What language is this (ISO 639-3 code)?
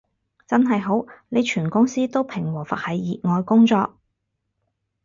yue